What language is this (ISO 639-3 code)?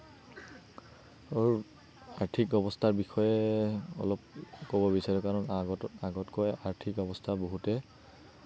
asm